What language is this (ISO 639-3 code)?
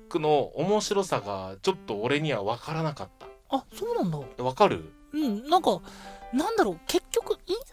jpn